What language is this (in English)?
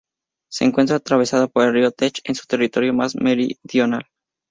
Spanish